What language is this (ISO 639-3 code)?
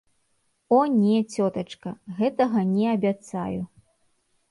bel